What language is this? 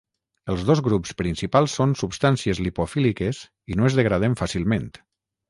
Catalan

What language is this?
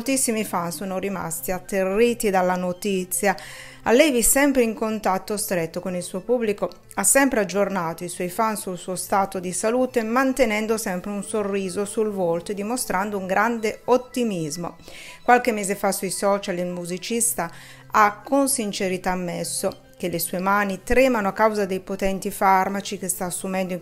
Italian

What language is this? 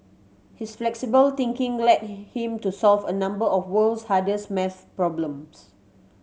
English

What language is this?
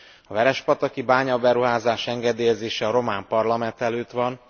Hungarian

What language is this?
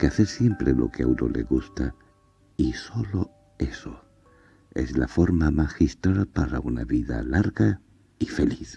Spanish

